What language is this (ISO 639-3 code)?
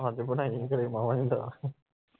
pan